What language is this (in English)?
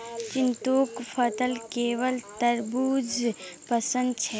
Magahi